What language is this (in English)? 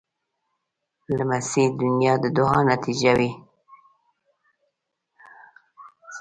Pashto